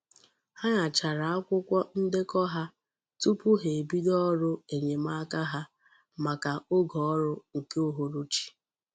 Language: Igbo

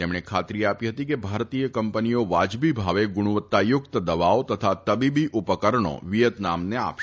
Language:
Gujarati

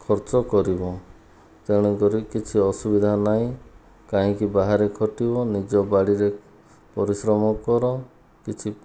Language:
Odia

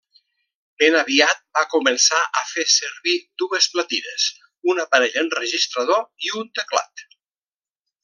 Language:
Catalan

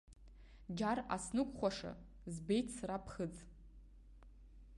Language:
Abkhazian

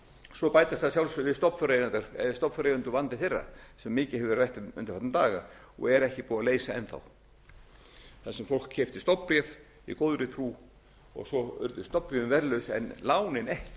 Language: Icelandic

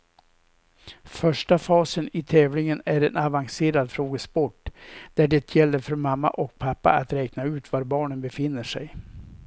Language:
Swedish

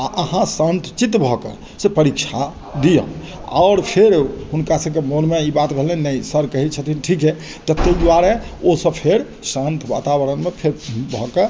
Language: Maithili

